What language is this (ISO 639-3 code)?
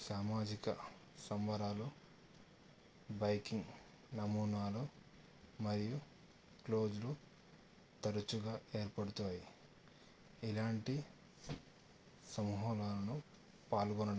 tel